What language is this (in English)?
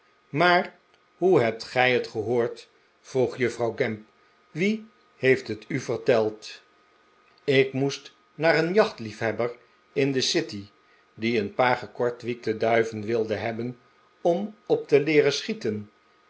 Dutch